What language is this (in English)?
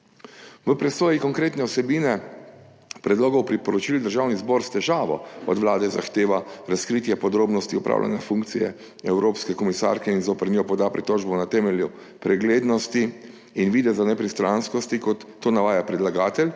Slovenian